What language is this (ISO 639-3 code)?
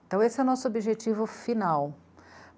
por